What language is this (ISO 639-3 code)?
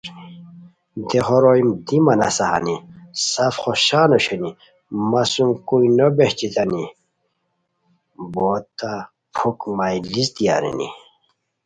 khw